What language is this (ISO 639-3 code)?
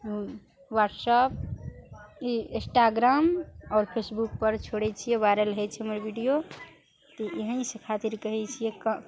mai